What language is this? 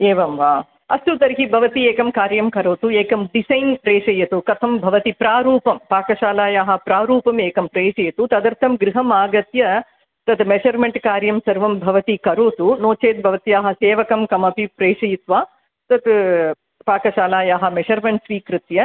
Sanskrit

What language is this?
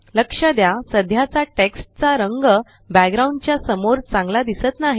Marathi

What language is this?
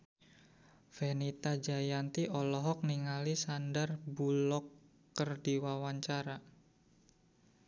Sundanese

